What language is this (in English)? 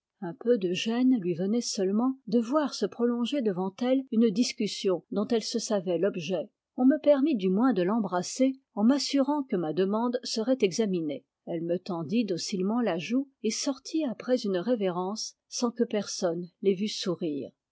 French